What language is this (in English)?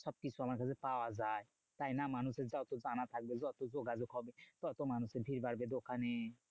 Bangla